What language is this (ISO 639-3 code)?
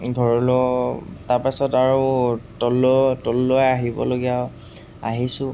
asm